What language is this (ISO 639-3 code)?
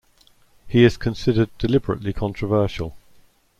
eng